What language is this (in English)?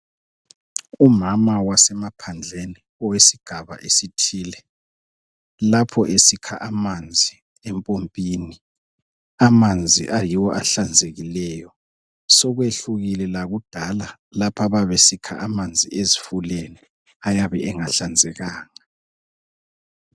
North Ndebele